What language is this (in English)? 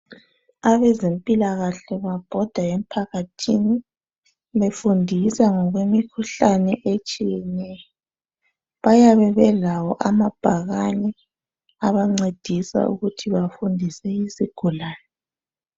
North Ndebele